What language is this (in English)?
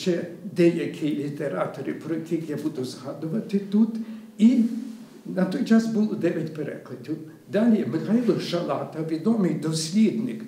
Ukrainian